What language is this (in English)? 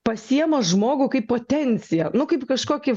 Lithuanian